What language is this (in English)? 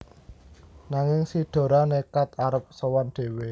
Javanese